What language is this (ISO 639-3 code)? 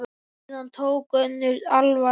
isl